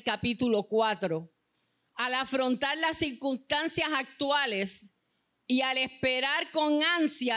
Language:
Spanish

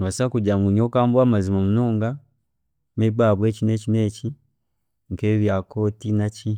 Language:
Chiga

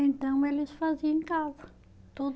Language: Portuguese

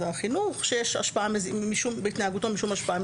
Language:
Hebrew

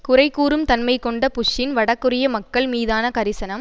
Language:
Tamil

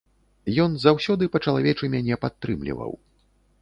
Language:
Belarusian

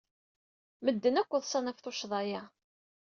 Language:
Kabyle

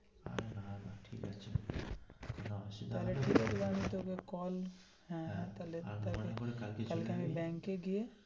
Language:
Bangla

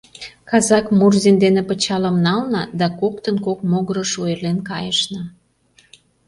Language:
Mari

